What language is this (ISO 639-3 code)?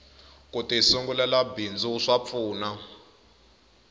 tso